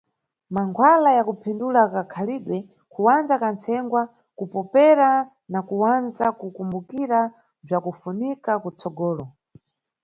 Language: Nyungwe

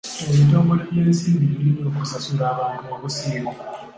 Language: Ganda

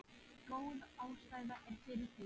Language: Icelandic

